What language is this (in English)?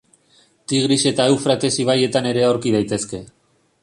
Basque